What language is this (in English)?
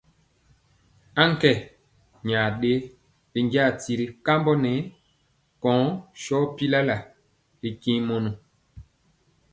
Mpiemo